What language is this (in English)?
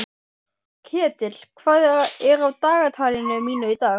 Icelandic